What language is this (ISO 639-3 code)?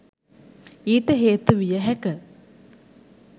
sin